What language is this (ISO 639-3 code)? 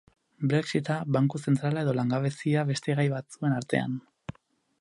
eus